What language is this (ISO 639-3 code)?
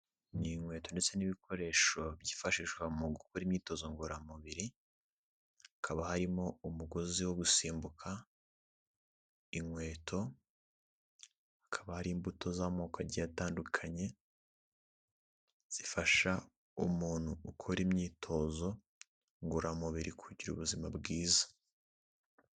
kin